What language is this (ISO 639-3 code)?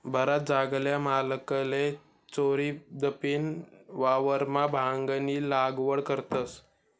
mar